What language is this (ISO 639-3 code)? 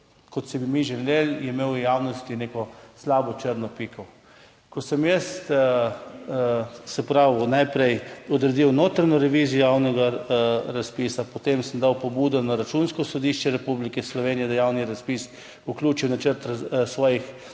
slv